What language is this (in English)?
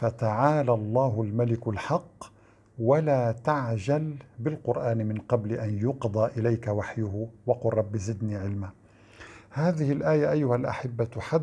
Arabic